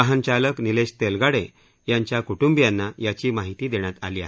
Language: Marathi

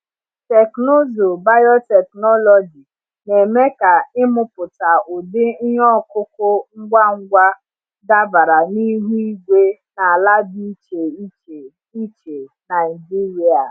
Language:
Igbo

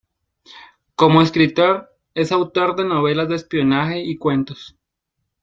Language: Spanish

